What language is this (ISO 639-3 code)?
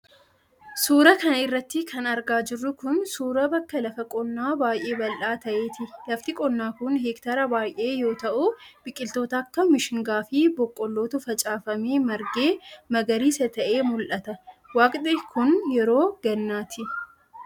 orm